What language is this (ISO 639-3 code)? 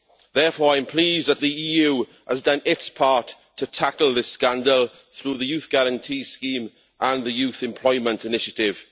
eng